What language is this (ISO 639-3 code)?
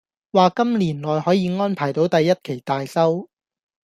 yue